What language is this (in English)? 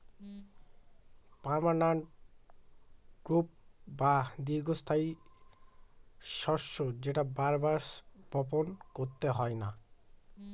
Bangla